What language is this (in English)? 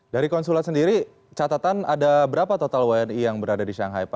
Indonesian